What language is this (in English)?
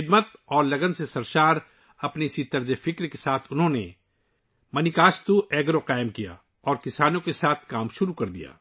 Urdu